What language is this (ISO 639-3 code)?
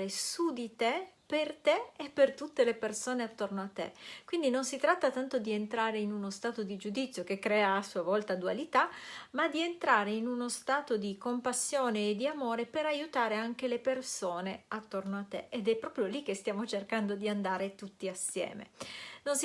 ita